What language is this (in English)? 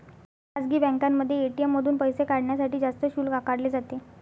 Marathi